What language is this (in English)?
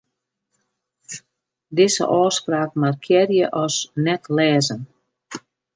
Western Frisian